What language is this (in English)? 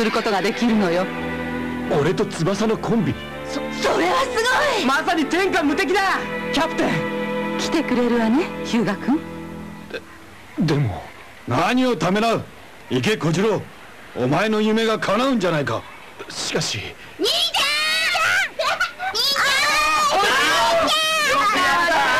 Japanese